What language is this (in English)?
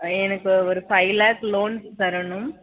Tamil